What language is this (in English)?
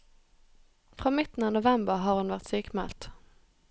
Norwegian